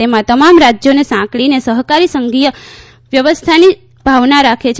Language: Gujarati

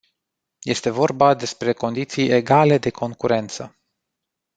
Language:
Romanian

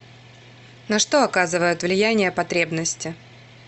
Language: Russian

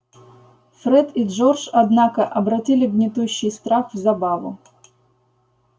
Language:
Russian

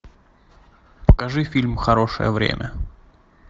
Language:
Russian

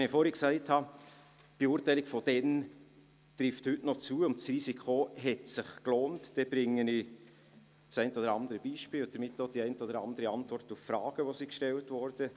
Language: Swiss German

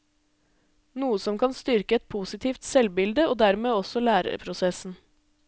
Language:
Norwegian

